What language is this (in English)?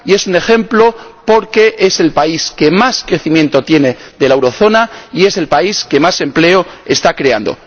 Spanish